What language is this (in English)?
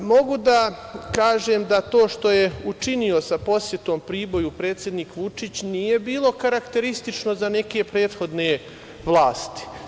Serbian